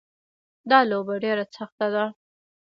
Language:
Pashto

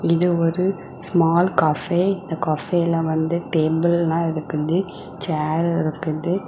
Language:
Tamil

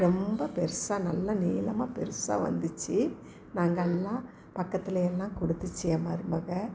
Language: Tamil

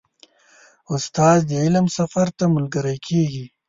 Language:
Pashto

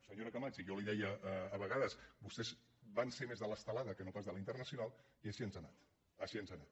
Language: Catalan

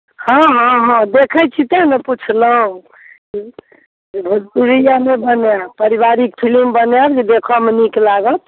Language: Maithili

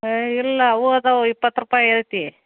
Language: Kannada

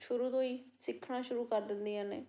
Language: Punjabi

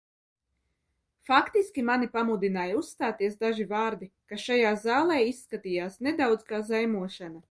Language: Latvian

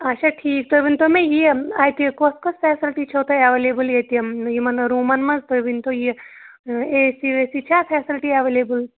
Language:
Kashmiri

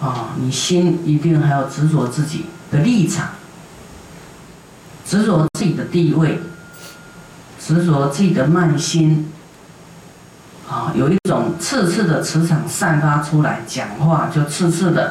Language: Chinese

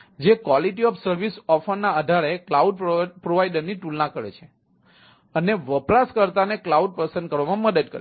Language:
Gujarati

